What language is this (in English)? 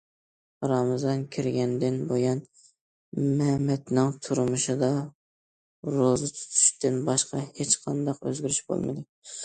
Uyghur